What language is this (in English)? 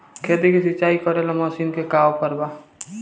Bhojpuri